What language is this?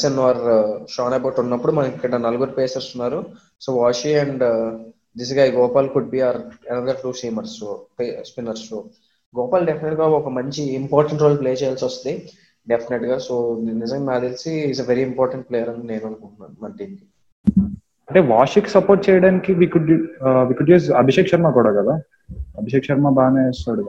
Telugu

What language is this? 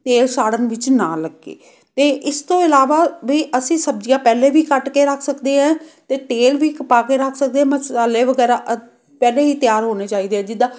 Punjabi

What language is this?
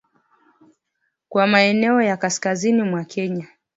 Swahili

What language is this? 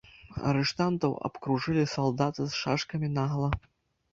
Belarusian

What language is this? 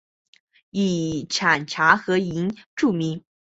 Chinese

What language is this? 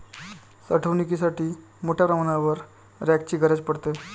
Marathi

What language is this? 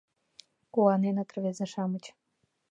Mari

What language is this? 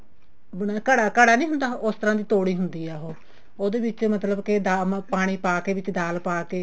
Punjabi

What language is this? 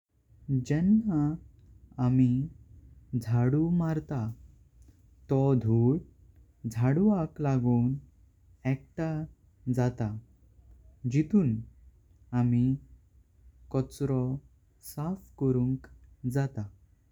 Konkani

